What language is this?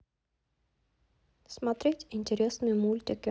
Russian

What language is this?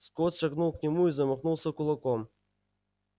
Russian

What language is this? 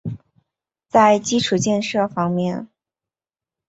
Chinese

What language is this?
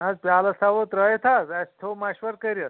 Kashmiri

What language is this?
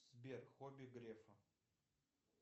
Russian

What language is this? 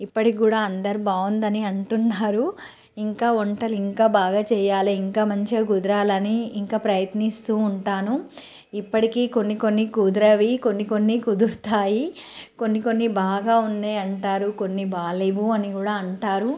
Telugu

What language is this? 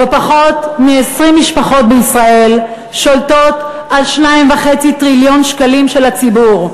Hebrew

